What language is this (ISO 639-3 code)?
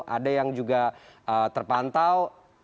ind